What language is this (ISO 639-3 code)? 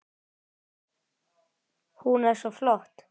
isl